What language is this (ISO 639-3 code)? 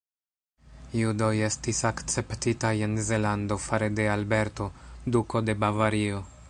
epo